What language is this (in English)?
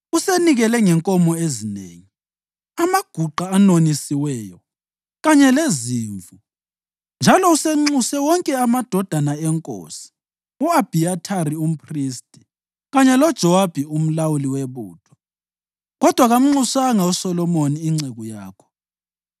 North Ndebele